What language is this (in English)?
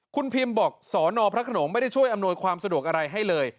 Thai